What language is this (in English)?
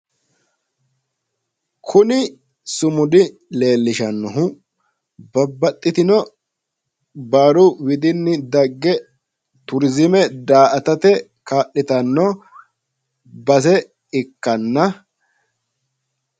Sidamo